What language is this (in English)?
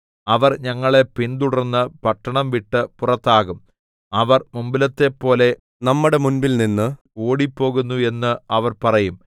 Malayalam